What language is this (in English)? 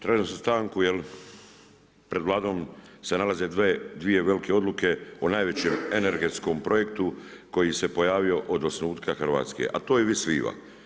Croatian